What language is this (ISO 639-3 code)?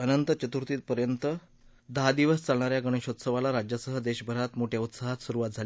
mar